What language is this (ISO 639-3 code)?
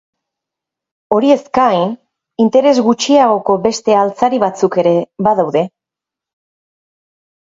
eus